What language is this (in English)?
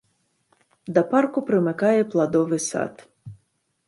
Belarusian